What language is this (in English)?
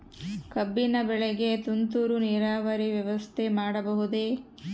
Kannada